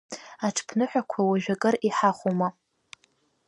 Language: Abkhazian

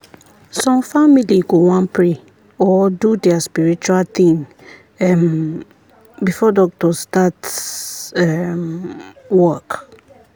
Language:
Nigerian Pidgin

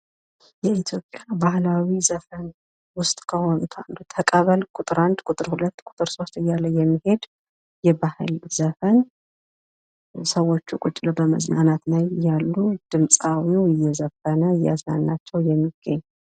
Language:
Amharic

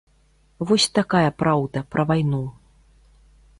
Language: Belarusian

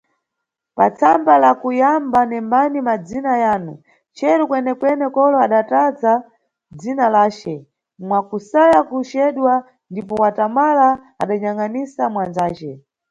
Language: Nyungwe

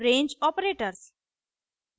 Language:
Hindi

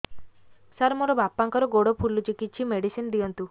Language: Odia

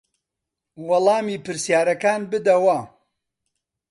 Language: Central Kurdish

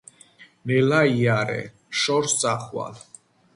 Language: Georgian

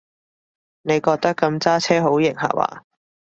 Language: Cantonese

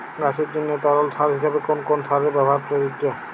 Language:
Bangla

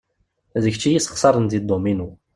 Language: Kabyle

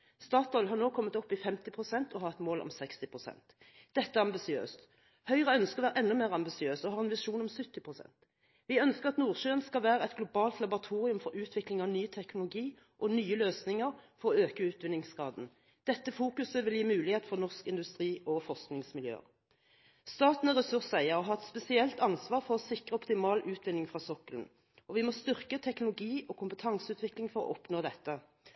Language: Norwegian Bokmål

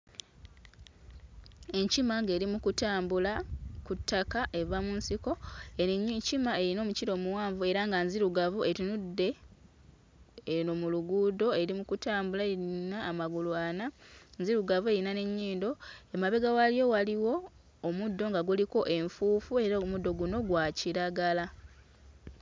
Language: Ganda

